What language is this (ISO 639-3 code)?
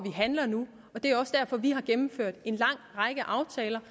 dan